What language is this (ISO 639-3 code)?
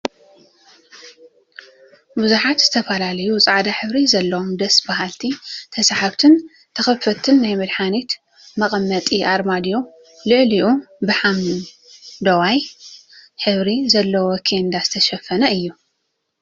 tir